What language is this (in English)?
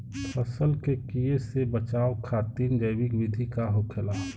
Bhojpuri